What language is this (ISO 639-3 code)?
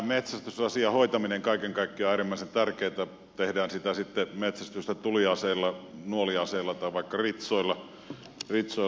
fin